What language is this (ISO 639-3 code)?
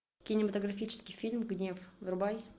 rus